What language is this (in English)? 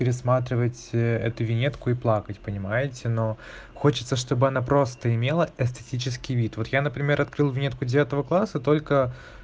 Russian